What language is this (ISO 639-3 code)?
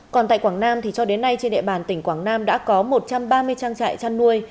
vie